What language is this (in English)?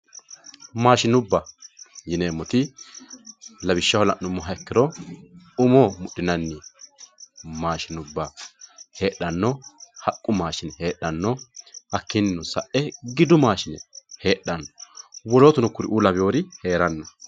Sidamo